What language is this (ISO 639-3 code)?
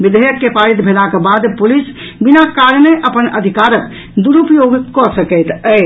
mai